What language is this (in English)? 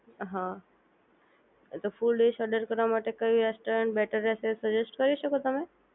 Gujarati